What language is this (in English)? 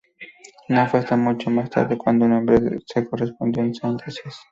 Spanish